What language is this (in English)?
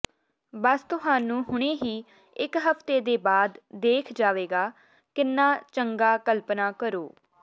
Punjabi